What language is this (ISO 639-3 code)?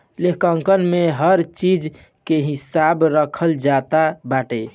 bho